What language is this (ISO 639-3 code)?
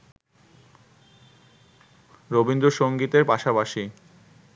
ben